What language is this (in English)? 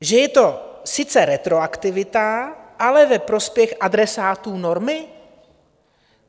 Czech